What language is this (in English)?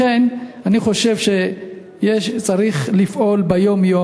Hebrew